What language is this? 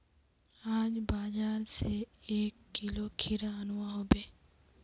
Magahi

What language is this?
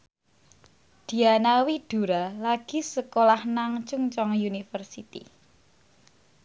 Javanese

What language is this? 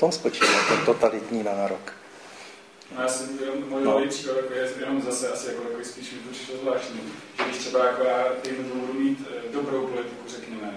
Czech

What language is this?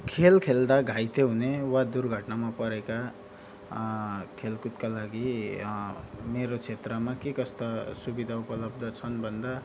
Nepali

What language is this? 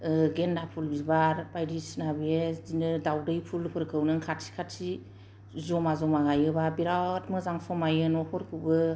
Bodo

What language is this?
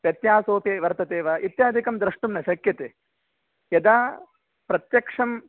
Sanskrit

